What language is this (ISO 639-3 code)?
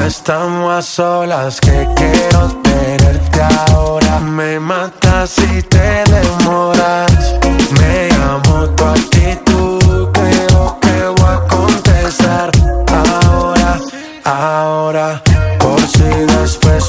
fas